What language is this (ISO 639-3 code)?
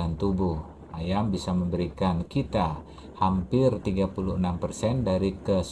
ind